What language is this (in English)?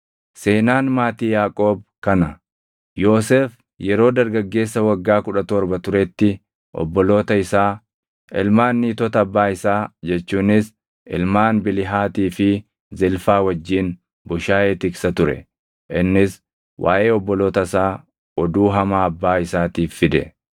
Oromo